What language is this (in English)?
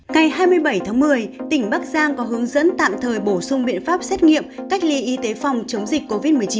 Vietnamese